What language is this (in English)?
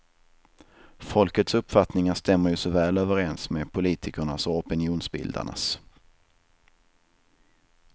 Swedish